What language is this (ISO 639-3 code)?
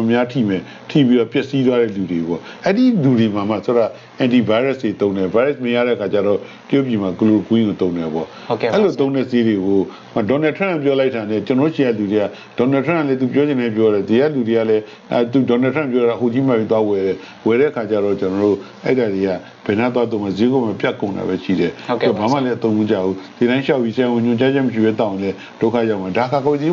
fra